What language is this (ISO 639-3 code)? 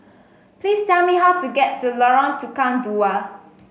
eng